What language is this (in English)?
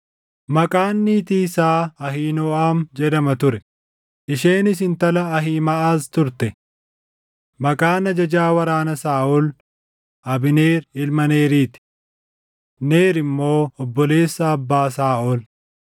Oromo